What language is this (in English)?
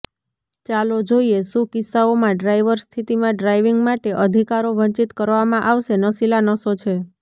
Gujarati